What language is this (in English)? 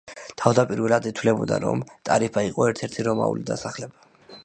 Georgian